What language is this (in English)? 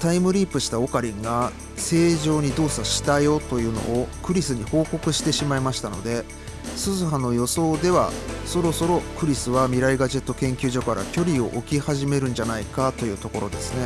Japanese